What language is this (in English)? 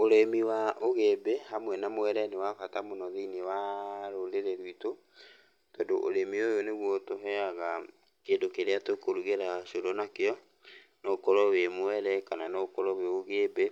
Kikuyu